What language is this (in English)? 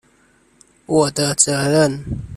Chinese